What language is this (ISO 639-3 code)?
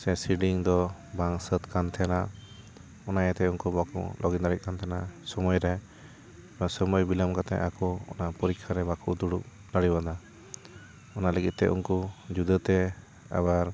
sat